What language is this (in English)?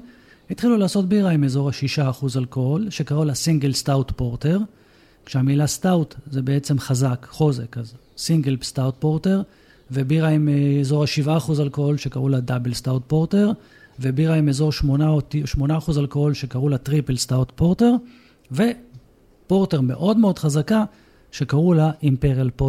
Hebrew